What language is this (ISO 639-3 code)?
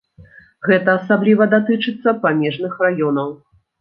bel